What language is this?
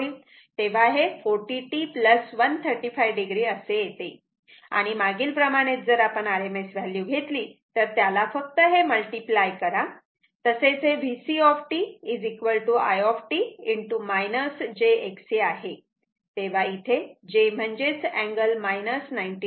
Marathi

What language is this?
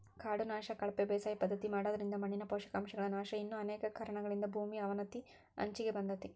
Kannada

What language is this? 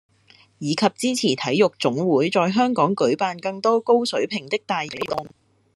Cantonese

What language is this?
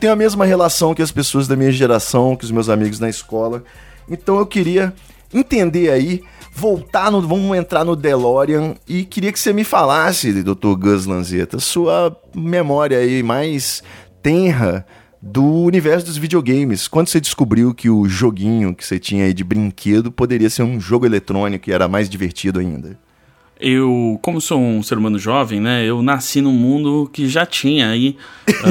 Portuguese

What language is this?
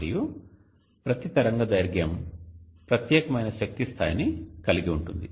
Telugu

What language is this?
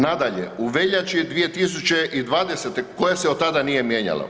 Croatian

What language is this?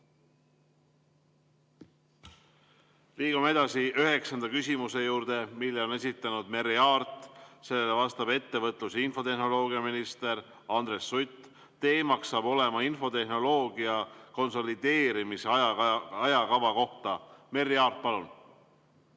Estonian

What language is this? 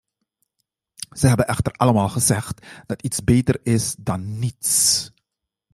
Dutch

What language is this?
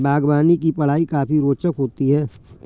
Hindi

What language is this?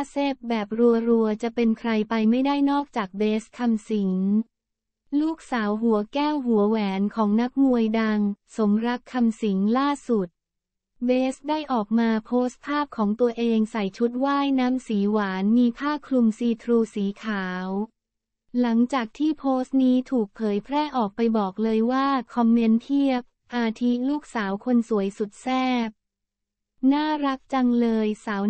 Thai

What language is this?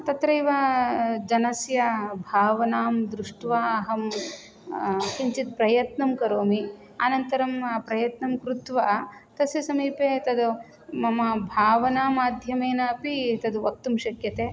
Sanskrit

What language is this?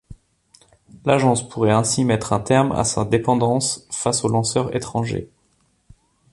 French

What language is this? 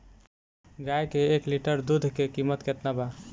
Bhojpuri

